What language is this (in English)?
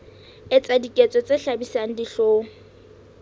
Southern Sotho